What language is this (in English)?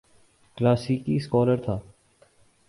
Urdu